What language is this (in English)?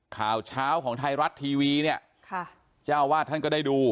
Thai